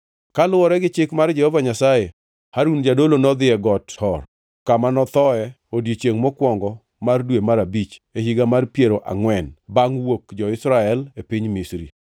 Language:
Luo (Kenya and Tanzania)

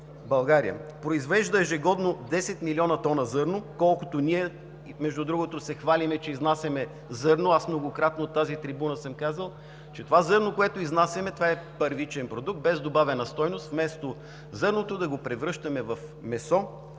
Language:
Bulgarian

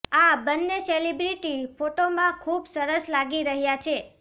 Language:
Gujarati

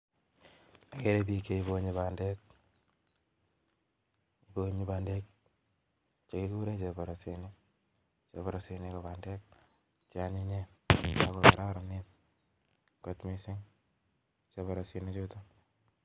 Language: Kalenjin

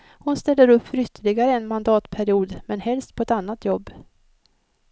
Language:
Swedish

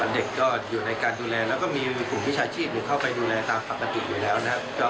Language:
Thai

